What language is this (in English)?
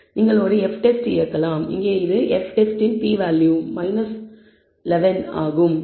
Tamil